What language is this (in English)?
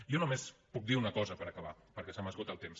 Catalan